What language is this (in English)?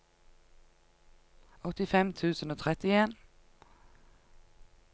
Norwegian